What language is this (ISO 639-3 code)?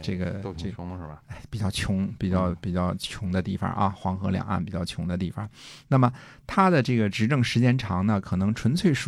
zho